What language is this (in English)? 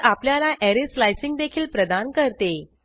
Marathi